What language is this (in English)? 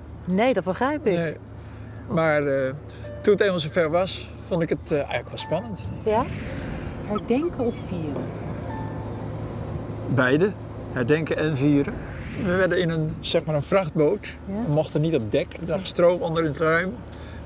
Dutch